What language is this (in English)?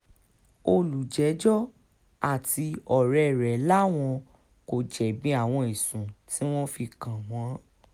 Yoruba